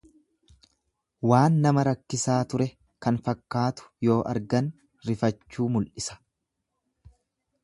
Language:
Oromo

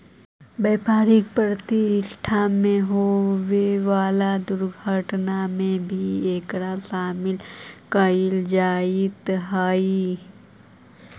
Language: Magahi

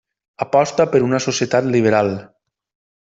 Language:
Catalan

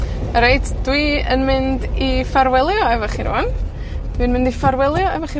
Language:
Welsh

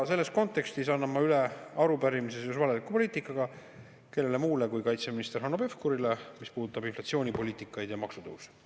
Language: Estonian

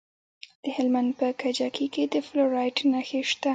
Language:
Pashto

